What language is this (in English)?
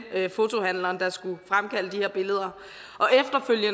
Danish